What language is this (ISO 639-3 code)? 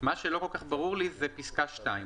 heb